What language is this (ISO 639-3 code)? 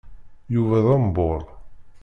kab